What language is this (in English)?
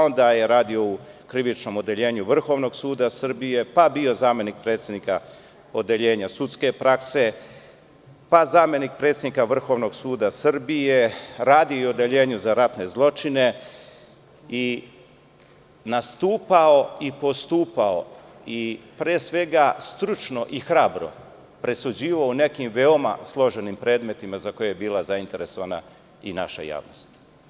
Serbian